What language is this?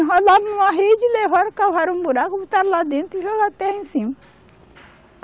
Portuguese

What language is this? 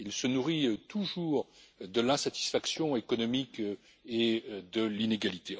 French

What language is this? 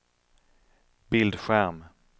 Swedish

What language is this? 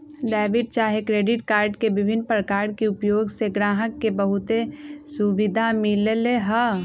Magahi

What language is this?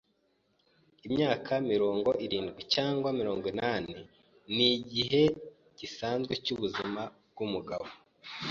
Kinyarwanda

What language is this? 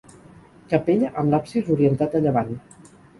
Catalan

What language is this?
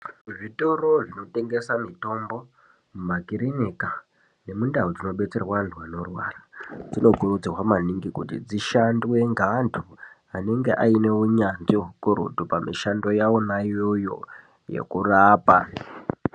Ndau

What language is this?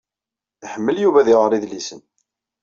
Kabyle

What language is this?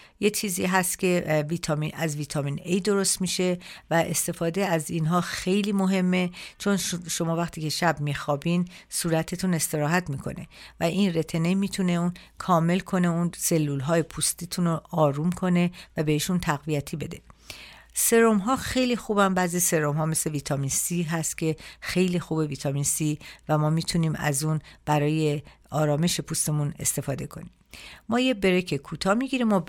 Persian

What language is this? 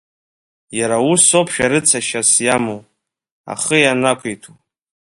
Abkhazian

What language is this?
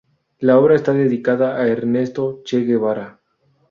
Spanish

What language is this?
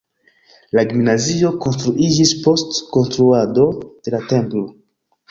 Esperanto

